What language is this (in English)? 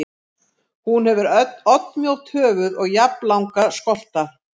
Icelandic